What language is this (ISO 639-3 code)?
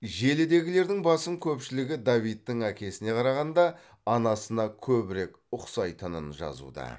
kaz